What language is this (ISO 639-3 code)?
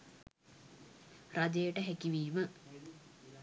sin